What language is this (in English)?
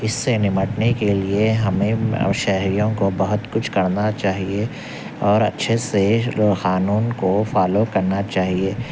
Urdu